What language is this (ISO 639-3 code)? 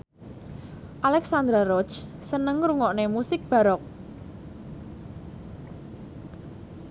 jav